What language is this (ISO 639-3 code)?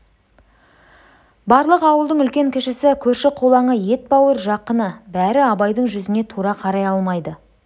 kaz